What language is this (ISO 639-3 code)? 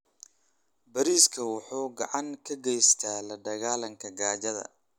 som